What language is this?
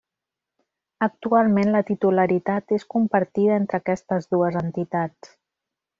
Catalan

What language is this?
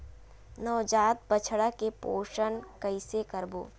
Chhattisgarhi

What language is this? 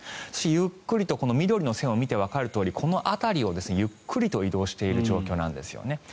Japanese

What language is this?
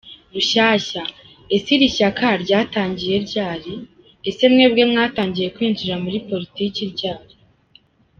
Kinyarwanda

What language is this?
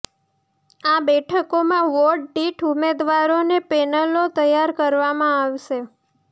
Gujarati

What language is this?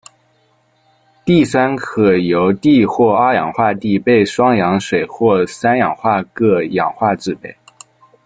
Chinese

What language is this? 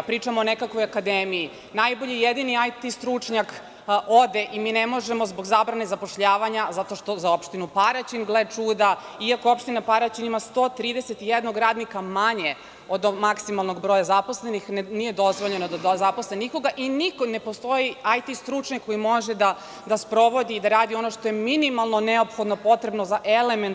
Serbian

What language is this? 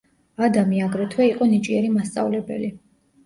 Georgian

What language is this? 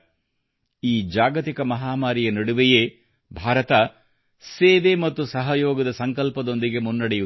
Kannada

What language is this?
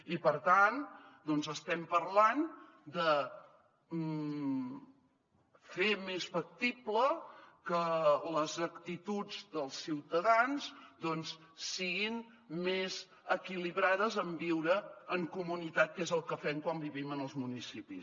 Catalan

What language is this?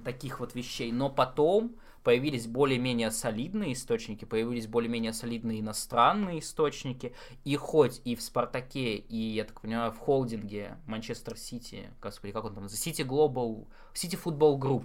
Russian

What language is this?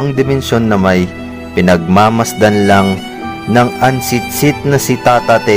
Filipino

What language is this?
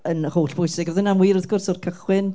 Welsh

